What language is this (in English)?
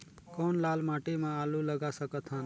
Chhattisgarhi